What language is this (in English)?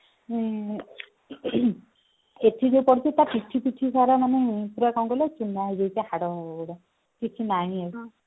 Odia